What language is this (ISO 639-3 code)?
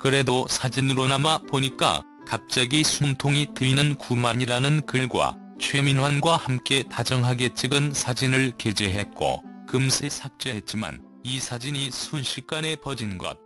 kor